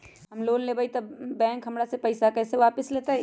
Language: Magahi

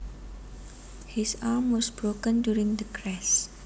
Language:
Javanese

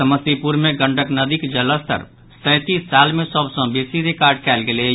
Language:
Maithili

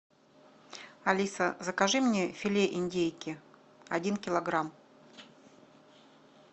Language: Russian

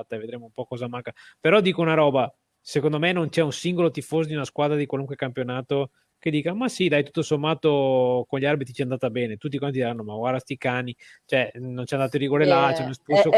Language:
Italian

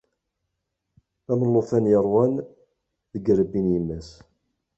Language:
Kabyle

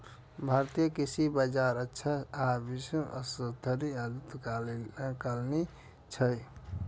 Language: Maithili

